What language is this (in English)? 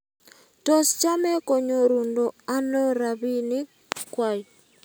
Kalenjin